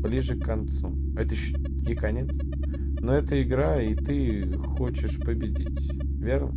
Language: Russian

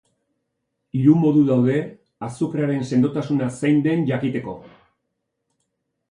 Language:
Basque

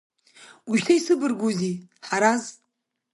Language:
Abkhazian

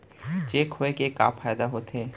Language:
Chhattisgarhi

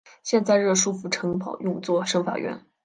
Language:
Chinese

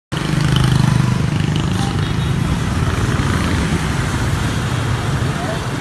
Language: Vietnamese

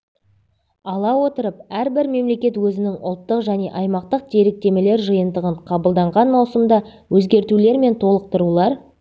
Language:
Kazakh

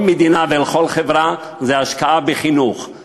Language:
Hebrew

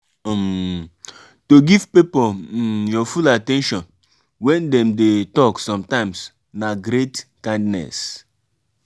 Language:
Nigerian Pidgin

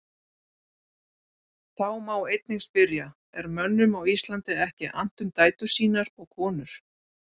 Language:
Icelandic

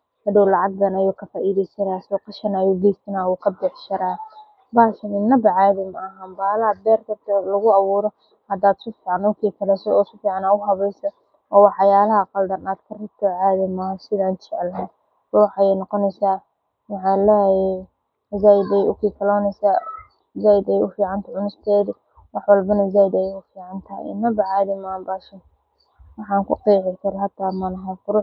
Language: Somali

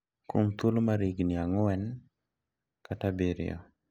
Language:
Luo (Kenya and Tanzania)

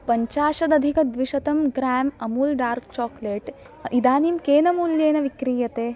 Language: Sanskrit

